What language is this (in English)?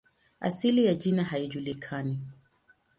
Swahili